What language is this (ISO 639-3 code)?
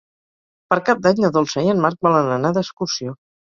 cat